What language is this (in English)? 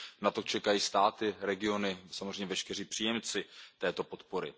Czech